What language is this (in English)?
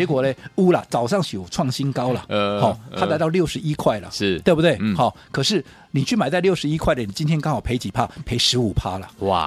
Chinese